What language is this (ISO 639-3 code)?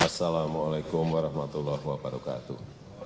ind